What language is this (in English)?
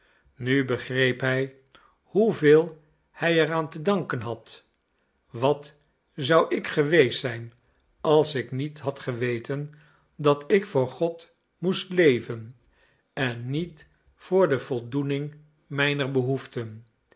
Dutch